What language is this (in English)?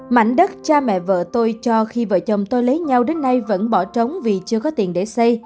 Vietnamese